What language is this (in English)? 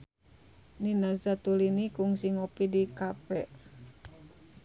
Sundanese